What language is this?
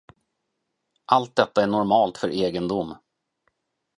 Swedish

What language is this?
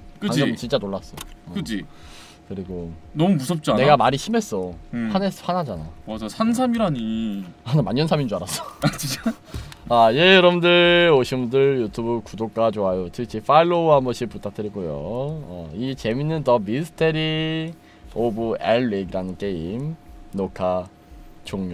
Korean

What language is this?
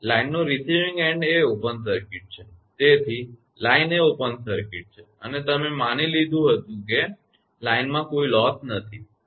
Gujarati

